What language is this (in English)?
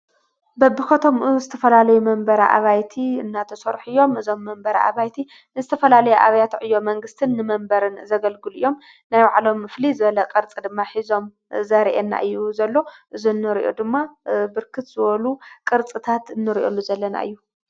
Tigrinya